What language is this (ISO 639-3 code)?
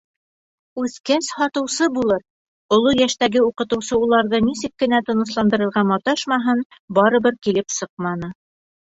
bak